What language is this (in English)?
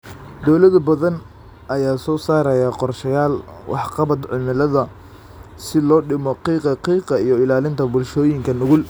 Somali